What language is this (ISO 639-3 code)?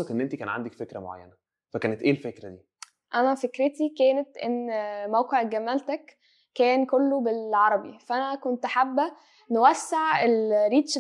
ara